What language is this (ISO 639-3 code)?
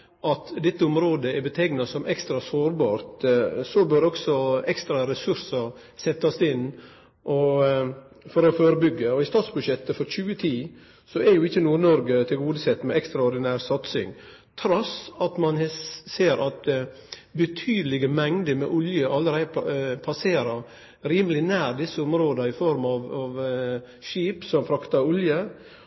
nno